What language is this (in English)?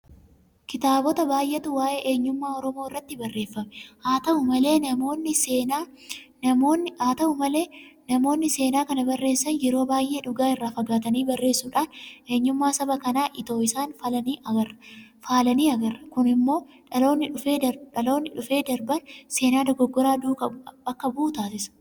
Oromo